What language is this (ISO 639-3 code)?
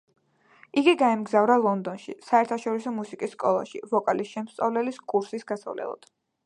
kat